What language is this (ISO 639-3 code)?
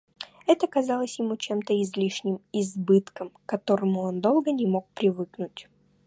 rus